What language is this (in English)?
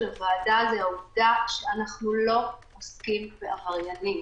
Hebrew